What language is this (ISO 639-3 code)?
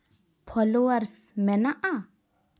sat